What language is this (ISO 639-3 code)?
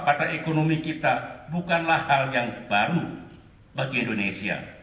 ind